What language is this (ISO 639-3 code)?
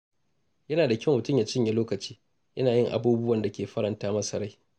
hau